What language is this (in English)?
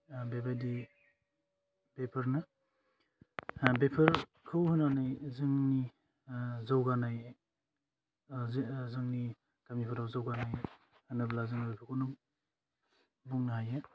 Bodo